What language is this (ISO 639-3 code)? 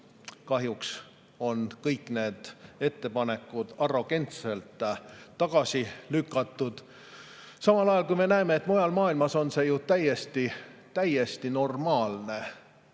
est